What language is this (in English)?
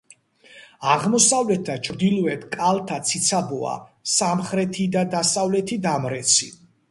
Georgian